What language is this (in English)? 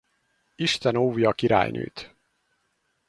Hungarian